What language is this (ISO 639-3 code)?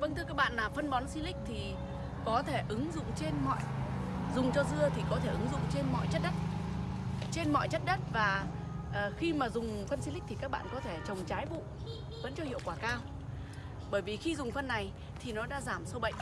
vie